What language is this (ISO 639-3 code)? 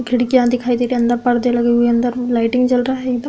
hin